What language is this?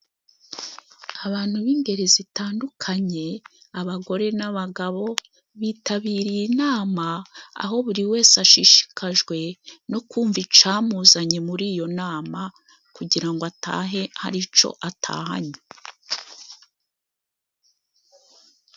Kinyarwanda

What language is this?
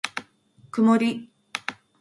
Japanese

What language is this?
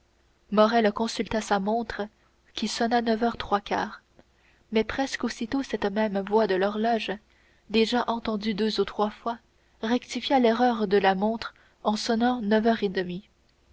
French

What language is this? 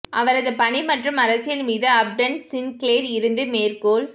Tamil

